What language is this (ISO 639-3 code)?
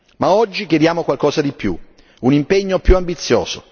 ita